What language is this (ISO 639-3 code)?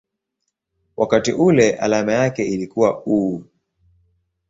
swa